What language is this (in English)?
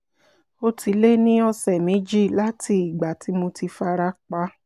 Yoruba